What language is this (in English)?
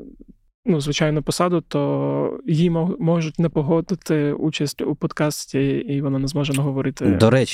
Ukrainian